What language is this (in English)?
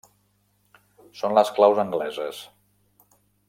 Catalan